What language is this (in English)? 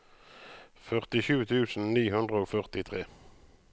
Norwegian